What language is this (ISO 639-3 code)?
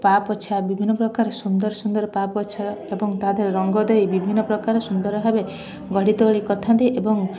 ori